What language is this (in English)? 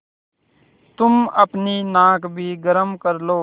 Hindi